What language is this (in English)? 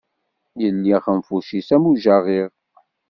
Kabyle